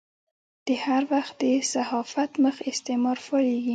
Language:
Pashto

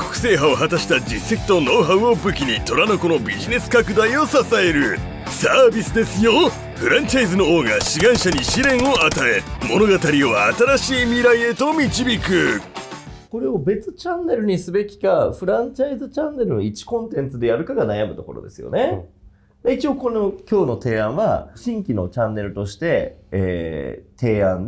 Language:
Japanese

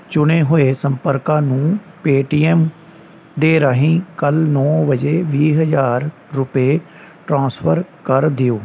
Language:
Punjabi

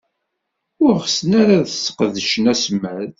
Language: Kabyle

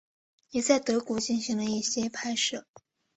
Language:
Chinese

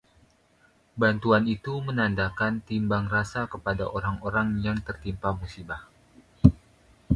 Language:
Indonesian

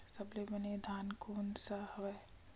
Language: Chhattisgarhi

